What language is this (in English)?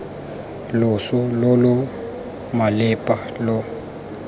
Tswana